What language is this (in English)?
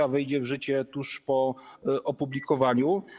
Polish